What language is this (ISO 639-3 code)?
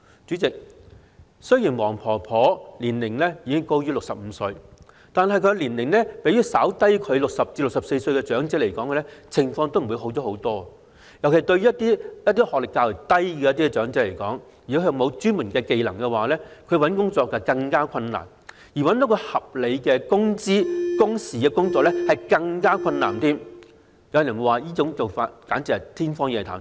yue